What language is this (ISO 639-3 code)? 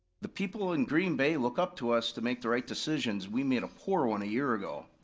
eng